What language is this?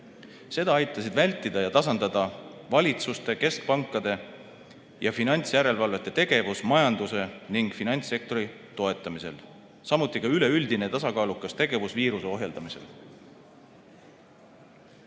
Estonian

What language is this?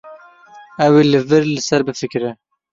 Kurdish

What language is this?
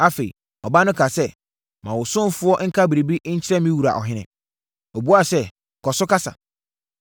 Akan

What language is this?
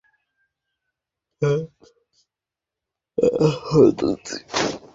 Bangla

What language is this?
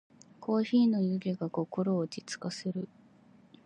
Japanese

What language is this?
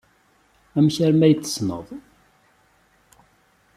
Kabyle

